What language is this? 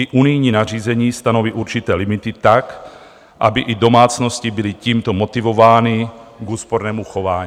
Czech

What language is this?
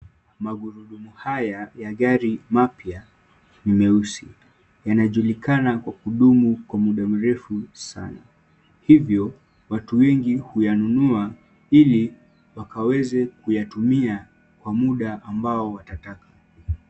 Swahili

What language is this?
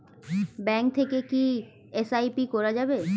Bangla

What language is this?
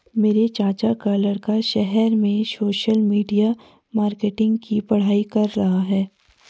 Hindi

